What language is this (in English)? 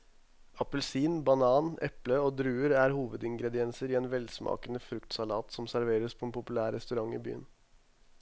Norwegian